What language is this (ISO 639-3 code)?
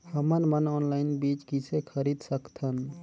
hne